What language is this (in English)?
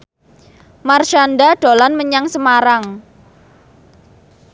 Javanese